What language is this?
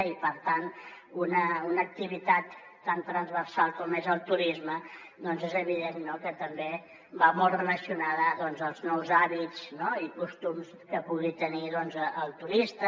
Catalan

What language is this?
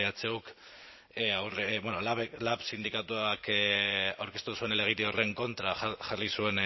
Basque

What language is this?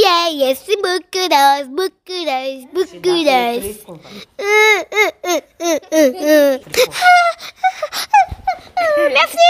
Romanian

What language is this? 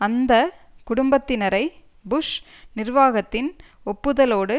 Tamil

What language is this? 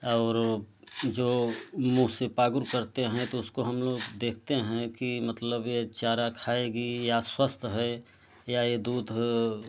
Hindi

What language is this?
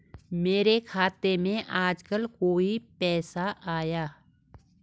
Hindi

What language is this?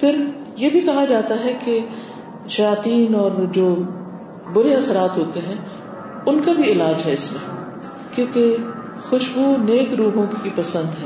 Urdu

